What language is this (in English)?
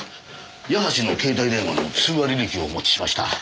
Japanese